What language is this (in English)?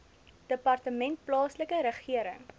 Afrikaans